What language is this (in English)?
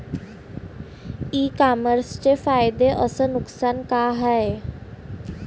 Marathi